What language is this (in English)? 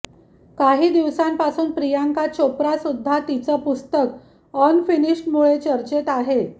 Marathi